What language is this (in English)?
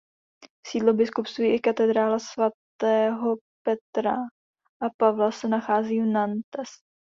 Czech